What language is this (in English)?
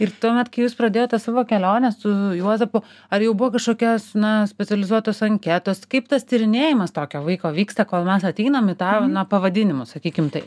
Lithuanian